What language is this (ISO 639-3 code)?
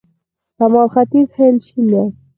pus